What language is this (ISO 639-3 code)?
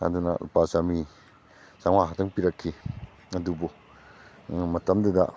mni